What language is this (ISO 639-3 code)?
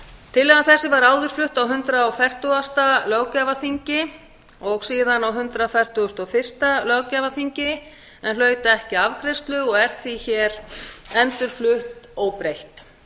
isl